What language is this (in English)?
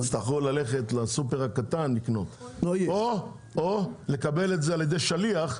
Hebrew